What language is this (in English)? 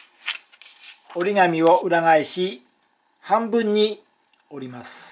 Japanese